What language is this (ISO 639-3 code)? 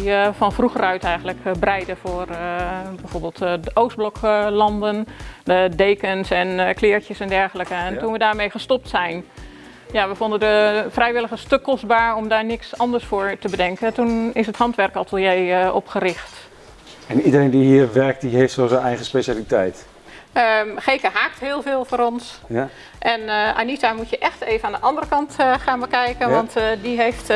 nld